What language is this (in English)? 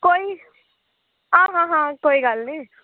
Dogri